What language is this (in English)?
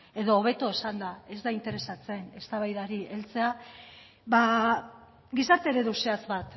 Basque